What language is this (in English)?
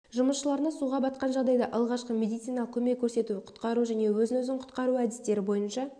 Kazakh